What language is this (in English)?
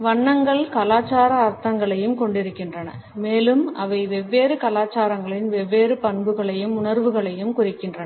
Tamil